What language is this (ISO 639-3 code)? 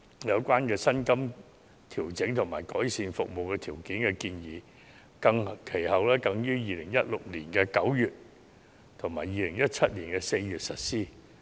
yue